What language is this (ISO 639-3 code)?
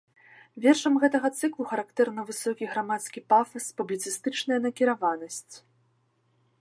bel